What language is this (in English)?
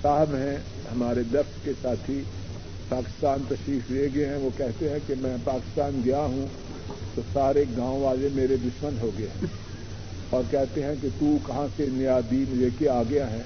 Urdu